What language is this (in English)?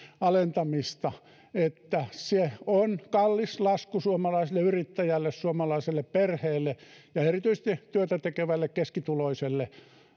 Finnish